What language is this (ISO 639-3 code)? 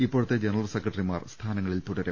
mal